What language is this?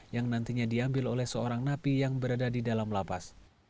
Indonesian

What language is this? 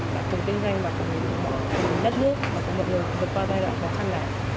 Vietnamese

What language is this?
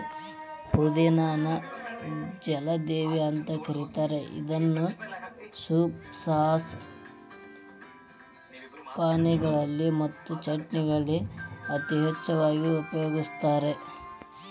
Kannada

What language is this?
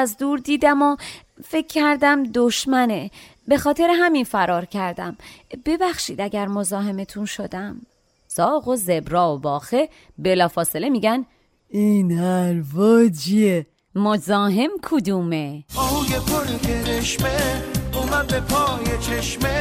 Persian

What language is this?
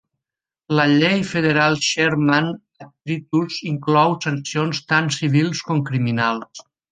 Catalan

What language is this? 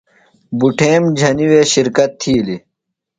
Phalura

